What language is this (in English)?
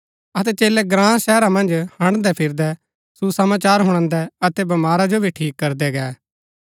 Gaddi